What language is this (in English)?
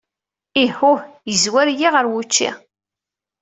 Kabyle